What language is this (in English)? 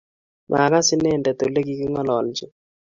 Kalenjin